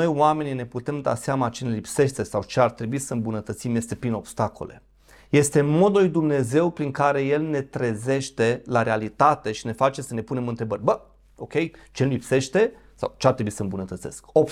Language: Romanian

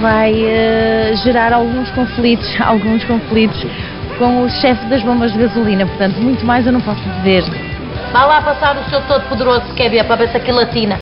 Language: Portuguese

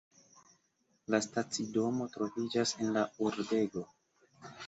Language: Esperanto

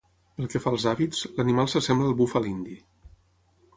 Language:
Catalan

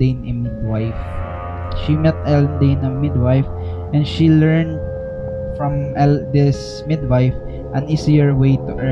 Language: Filipino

